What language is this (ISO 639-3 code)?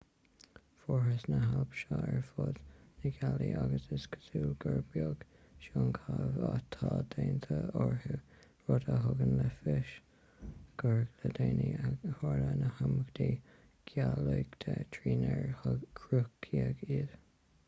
gle